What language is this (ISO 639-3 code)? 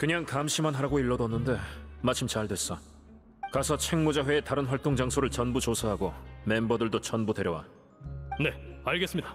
kor